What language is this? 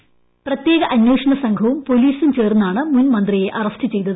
Malayalam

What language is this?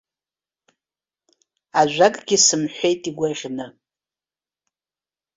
Abkhazian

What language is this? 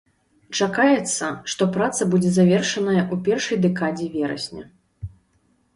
Belarusian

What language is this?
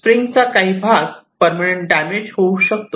Marathi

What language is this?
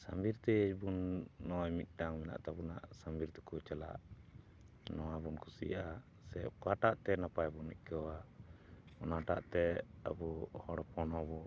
Santali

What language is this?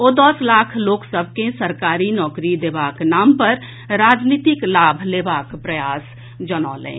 Maithili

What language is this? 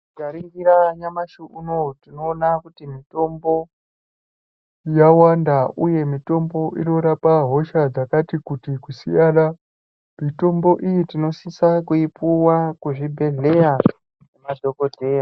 Ndau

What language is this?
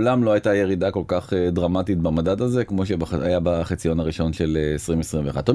Hebrew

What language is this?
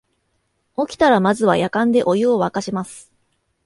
Japanese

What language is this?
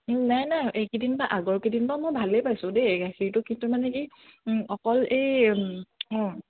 Assamese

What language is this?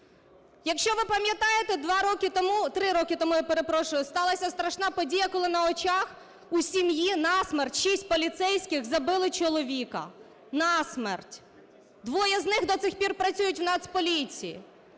Ukrainian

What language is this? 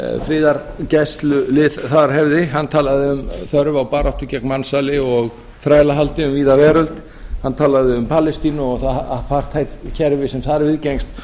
Icelandic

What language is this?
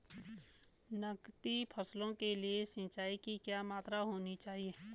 Hindi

